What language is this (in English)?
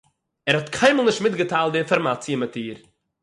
Yiddish